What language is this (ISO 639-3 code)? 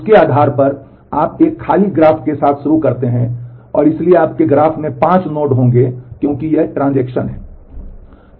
hin